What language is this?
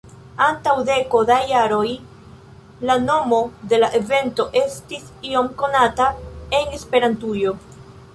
Esperanto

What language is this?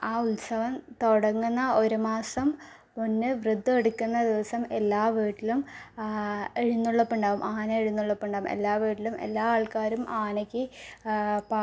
Malayalam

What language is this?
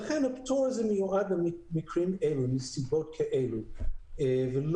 Hebrew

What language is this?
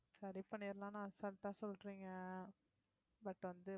Tamil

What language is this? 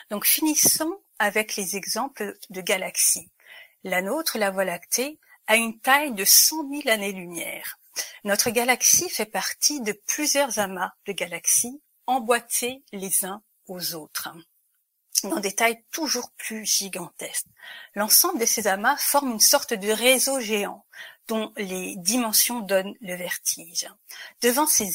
French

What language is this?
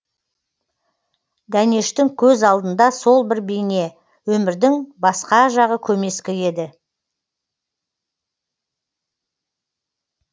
Kazakh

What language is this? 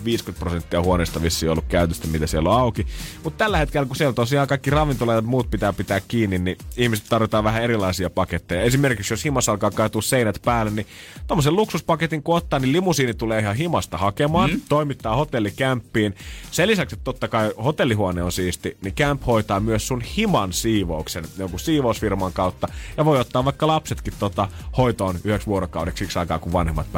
Finnish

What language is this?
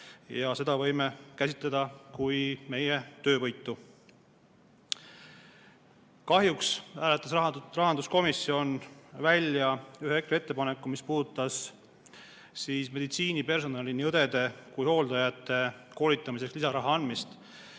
Estonian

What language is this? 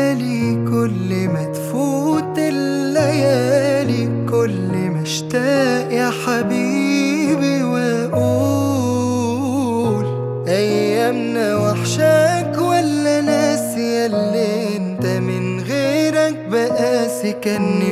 Arabic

